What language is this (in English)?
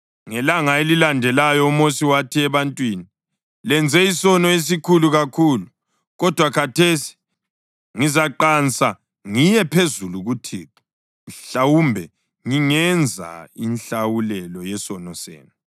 North Ndebele